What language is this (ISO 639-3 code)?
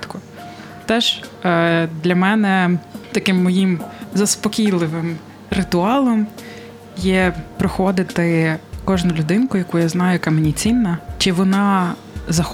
ukr